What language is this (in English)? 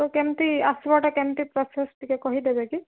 Odia